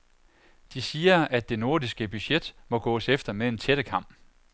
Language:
Danish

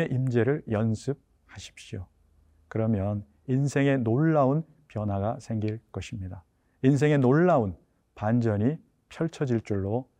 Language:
Korean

